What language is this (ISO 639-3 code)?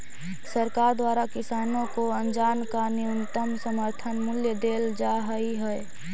mag